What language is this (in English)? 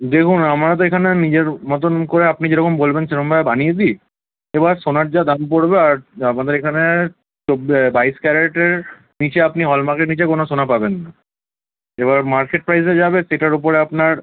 Bangla